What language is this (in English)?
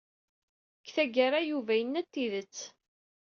Kabyle